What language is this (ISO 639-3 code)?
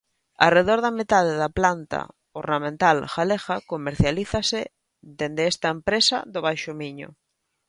glg